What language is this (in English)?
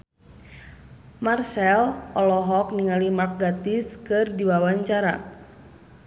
Sundanese